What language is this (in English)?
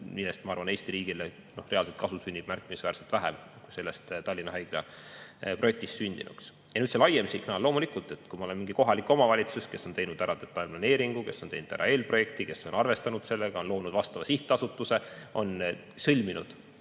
Estonian